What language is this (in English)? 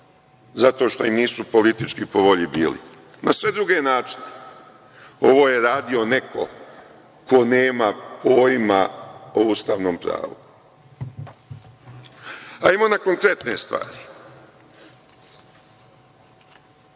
Serbian